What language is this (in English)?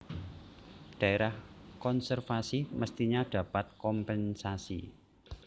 Javanese